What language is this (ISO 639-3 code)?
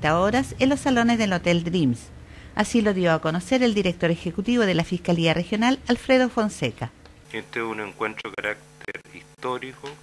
spa